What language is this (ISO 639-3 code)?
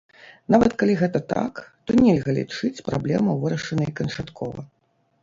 bel